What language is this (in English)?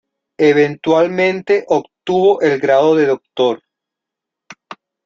Spanish